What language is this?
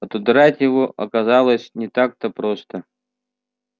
Russian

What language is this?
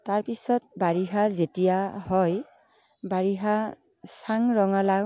Assamese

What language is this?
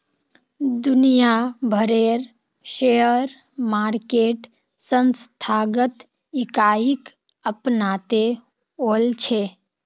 Magahi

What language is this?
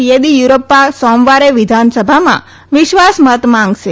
Gujarati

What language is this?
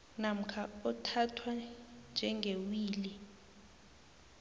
South Ndebele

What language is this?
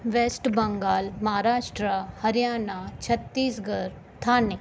Sindhi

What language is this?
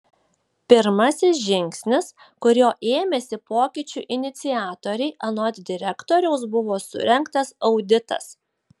Lithuanian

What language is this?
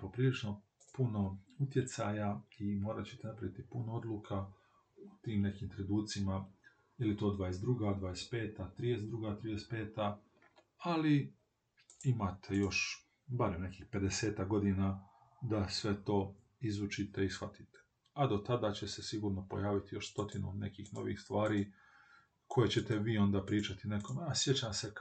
Croatian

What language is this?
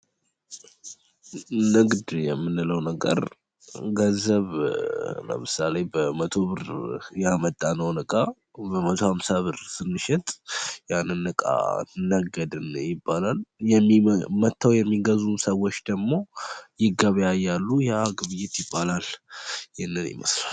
Amharic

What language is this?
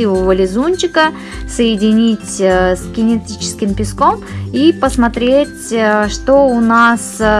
Russian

